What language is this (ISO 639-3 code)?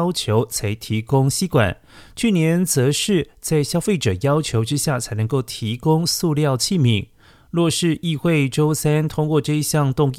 zho